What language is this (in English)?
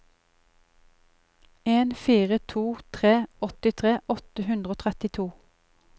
Norwegian